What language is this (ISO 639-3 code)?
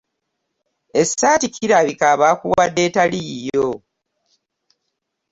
lug